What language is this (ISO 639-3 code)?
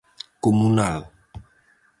glg